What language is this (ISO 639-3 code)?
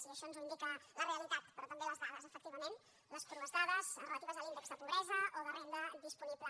cat